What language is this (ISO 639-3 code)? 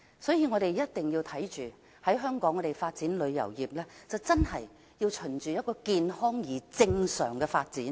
yue